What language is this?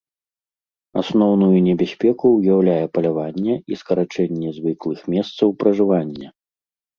Belarusian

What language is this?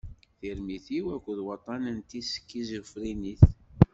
Kabyle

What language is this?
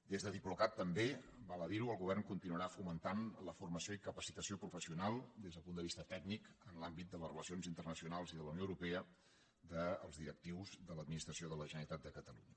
Catalan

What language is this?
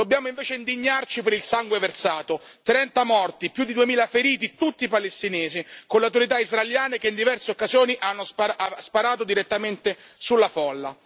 Italian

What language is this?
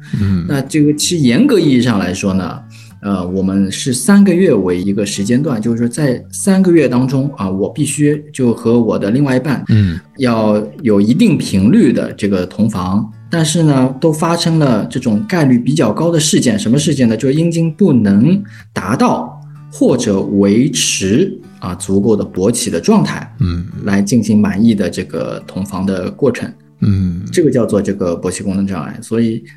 Chinese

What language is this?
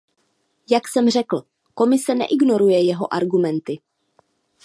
Czech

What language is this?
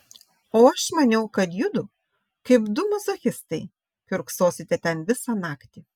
Lithuanian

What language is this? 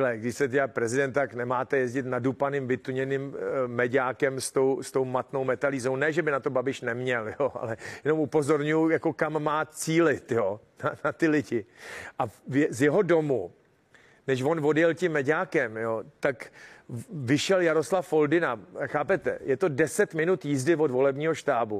Czech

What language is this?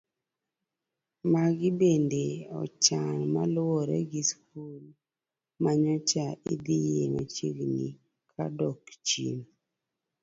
Luo (Kenya and Tanzania)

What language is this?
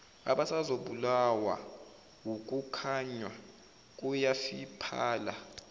Zulu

